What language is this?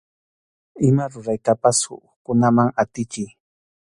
Arequipa-La Unión Quechua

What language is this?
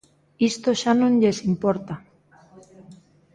Galician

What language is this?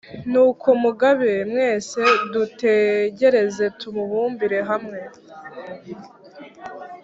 Kinyarwanda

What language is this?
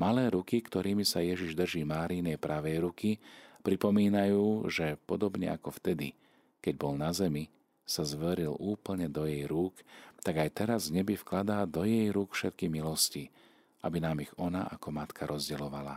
Slovak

